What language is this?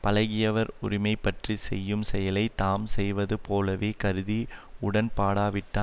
Tamil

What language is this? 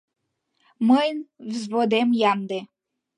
Mari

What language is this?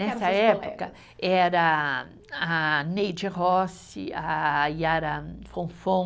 Portuguese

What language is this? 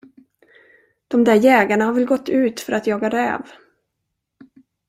Swedish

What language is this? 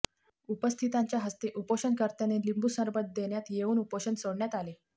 Marathi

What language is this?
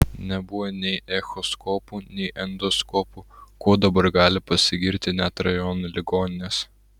Lithuanian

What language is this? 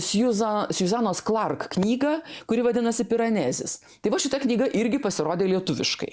Lithuanian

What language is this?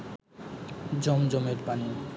Bangla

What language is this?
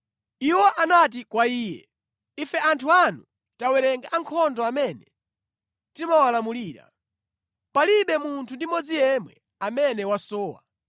Nyanja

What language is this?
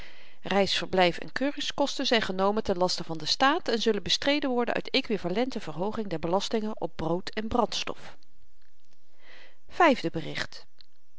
Dutch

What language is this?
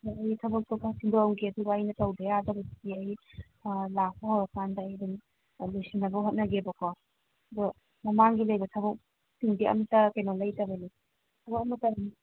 Manipuri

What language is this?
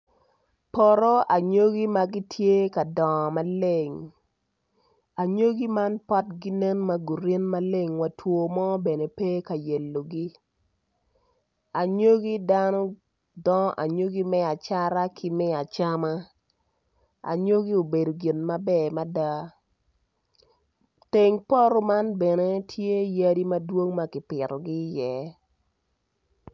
Acoli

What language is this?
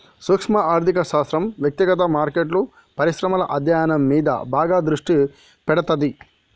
Telugu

